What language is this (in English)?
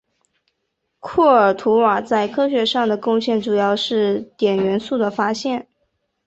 Chinese